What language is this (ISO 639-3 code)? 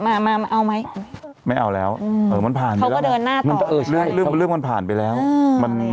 tha